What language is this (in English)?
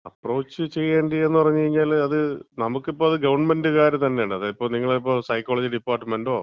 Malayalam